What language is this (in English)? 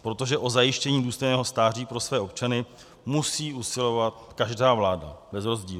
Czech